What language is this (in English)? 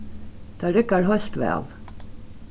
Faroese